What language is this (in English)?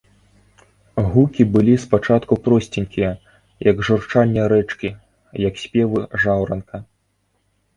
Belarusian